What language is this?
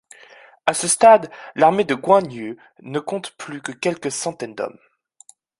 French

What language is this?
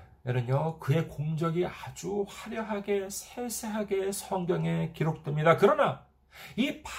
Korean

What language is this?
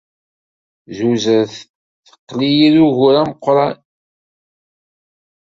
Kabyle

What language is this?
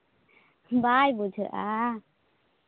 Santali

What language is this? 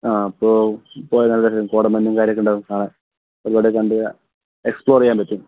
Malayalam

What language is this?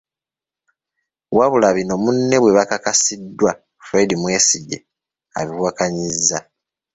Ganda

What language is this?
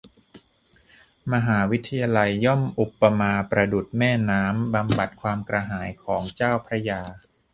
Thai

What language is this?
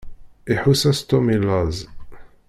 Kabyle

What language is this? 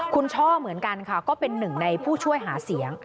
Thai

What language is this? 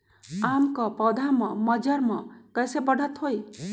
Magahi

